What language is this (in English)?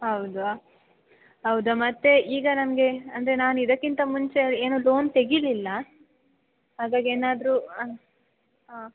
Kannada